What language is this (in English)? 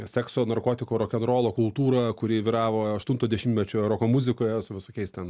Lithuanian